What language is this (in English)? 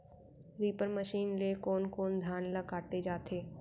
Chhattisgarhi